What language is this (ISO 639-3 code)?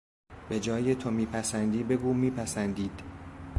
fas